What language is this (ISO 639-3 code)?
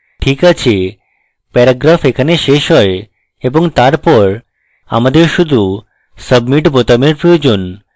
ben